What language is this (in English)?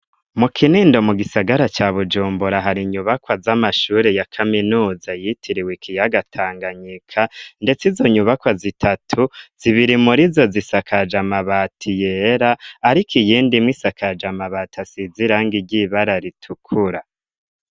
Rundi